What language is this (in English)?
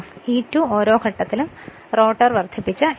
Malayalam